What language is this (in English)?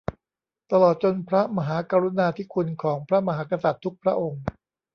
Thai